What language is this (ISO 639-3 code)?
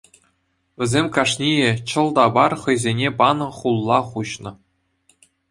chv